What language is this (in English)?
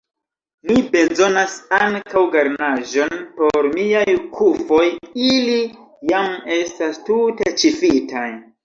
Esperanto